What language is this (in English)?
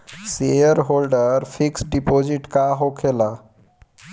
Bhojpuri